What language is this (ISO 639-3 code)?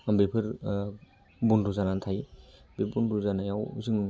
brx